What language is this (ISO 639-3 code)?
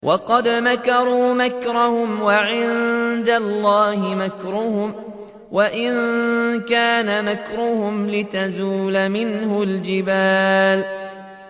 ara